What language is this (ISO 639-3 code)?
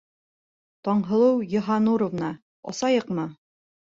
bak